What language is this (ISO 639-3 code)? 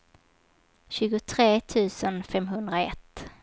swe